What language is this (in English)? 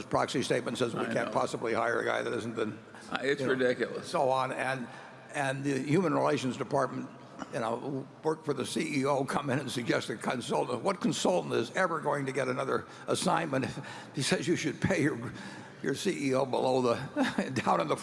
English